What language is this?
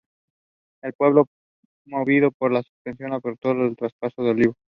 Spanish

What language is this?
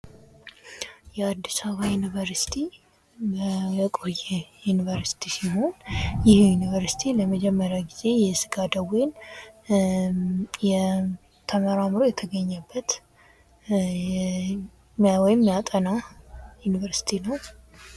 Amharic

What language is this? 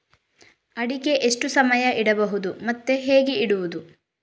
Kannada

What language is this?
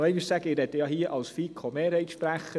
Swiss German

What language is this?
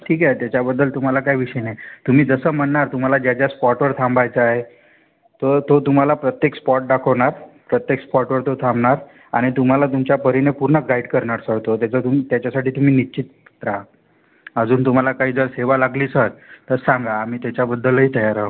Marathi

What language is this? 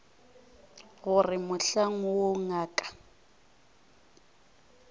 Northern Sotho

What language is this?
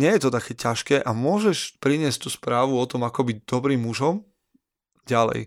Slovak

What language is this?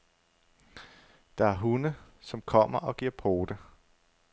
Danish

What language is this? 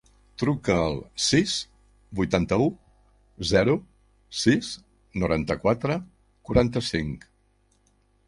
Catalan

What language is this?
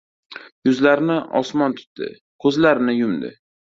Uzbek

